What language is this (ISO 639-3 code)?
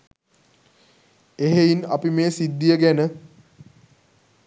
sin